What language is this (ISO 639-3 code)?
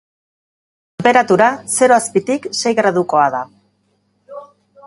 eus